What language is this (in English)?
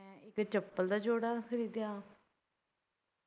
Punjabi